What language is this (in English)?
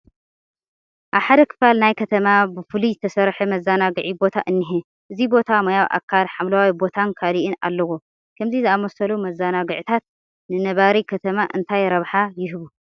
Tigrinya